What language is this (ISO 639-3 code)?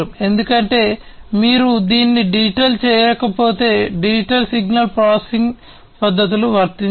tel